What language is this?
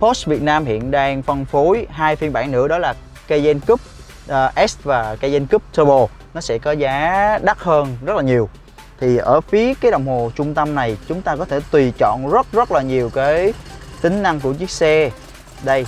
Vietnamese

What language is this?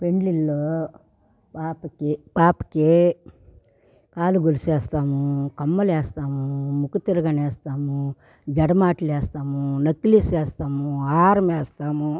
Telugu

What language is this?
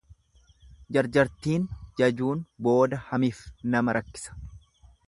Oromo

